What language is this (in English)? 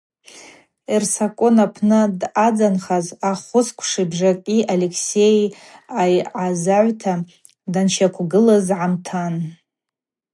Abaza